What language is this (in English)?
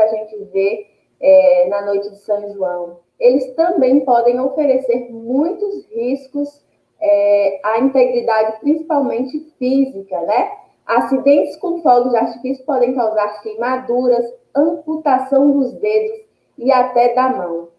Portuguese